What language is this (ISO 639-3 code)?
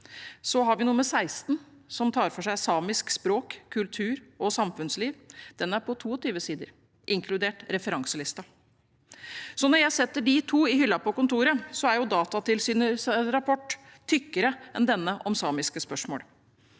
nor